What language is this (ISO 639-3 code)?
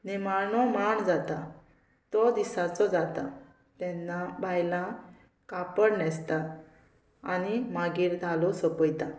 kok